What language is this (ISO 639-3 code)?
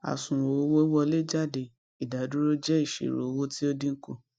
yor